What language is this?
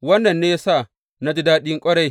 Hausa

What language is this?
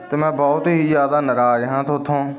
Punjabi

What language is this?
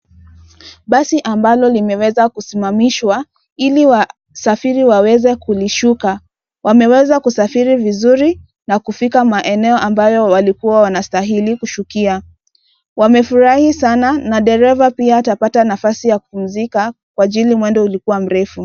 Swahili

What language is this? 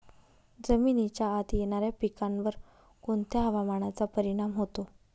Marathi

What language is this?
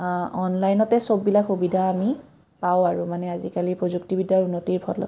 Assamese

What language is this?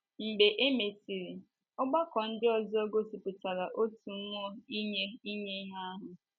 Igbo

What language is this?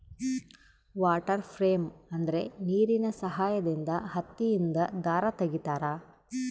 Kannada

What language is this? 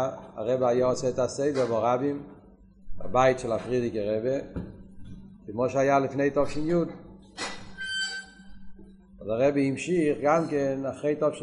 Hebrew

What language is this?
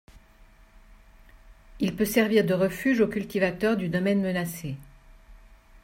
French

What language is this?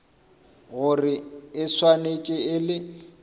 Northern Sotho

